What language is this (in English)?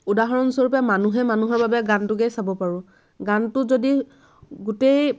Assamese